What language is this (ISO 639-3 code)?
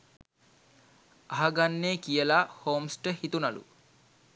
sin